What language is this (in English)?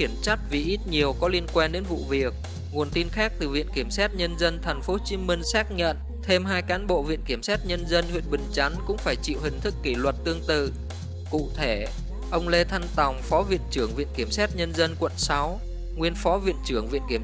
Vietnamese